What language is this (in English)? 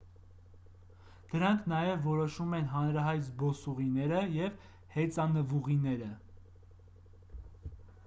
Armenian